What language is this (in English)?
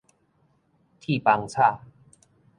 Min Nan Chinese